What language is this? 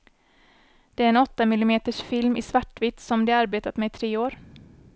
Swedish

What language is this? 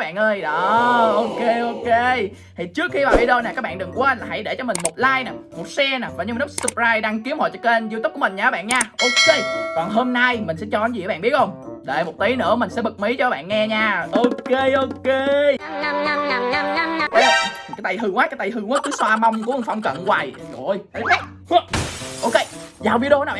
Vietnamese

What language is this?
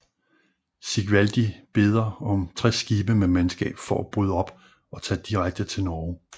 Danish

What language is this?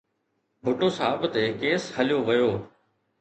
Sindhi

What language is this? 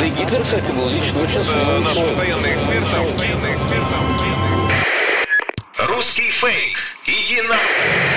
Ukrainian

